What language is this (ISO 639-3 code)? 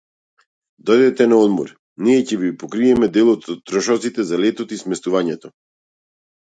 mkd